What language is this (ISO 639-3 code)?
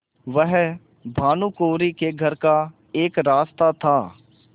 hin